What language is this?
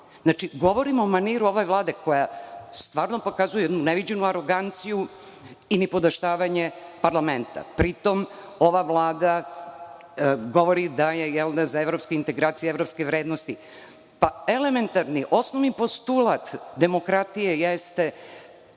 Serbian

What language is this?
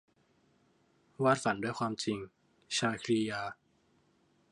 Thai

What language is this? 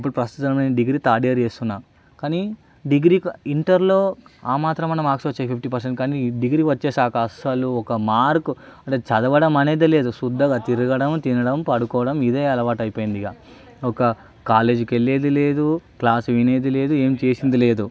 Telugu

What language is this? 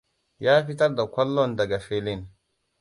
Hausa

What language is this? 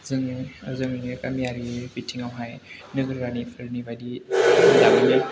Bodo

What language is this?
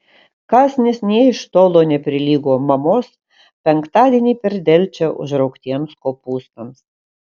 Lithuanian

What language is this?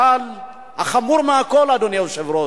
Hebrew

